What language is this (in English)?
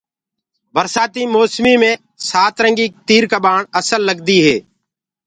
Gurgula